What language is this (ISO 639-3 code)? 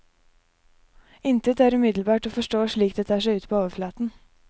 nor